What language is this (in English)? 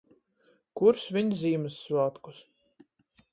Latgalian